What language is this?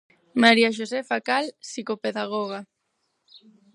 Galician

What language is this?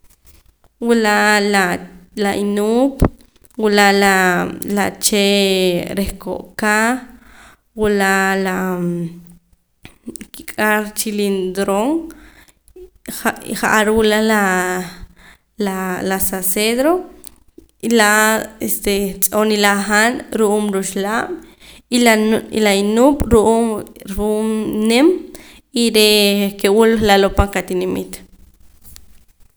Poqomam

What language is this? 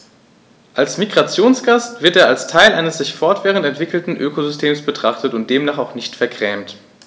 German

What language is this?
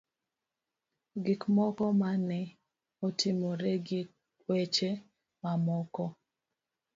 Luo (Kenya and Tanzania)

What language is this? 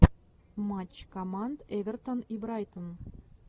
Russian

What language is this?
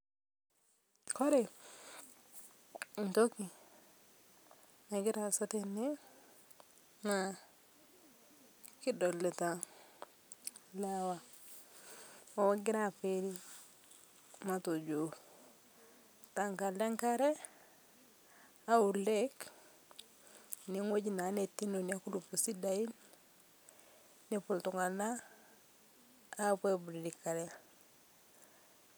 Masai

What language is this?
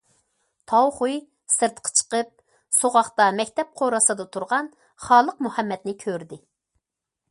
Uyghur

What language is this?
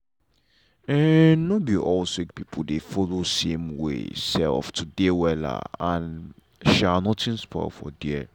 Nigerian Pidgin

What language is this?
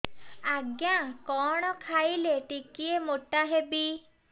Odia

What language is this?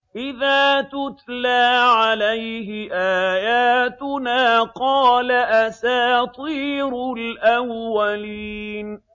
Arabic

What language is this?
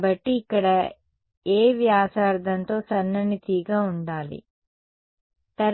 Telugu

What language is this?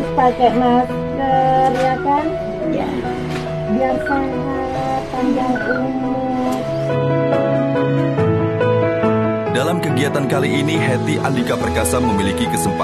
Indonesian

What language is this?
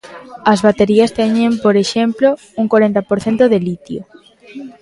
Galician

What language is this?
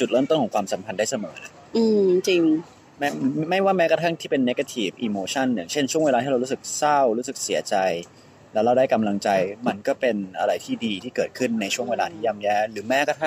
Thai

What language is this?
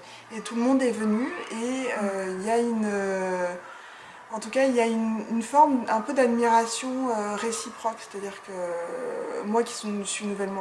French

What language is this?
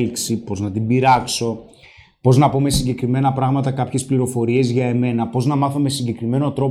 Greek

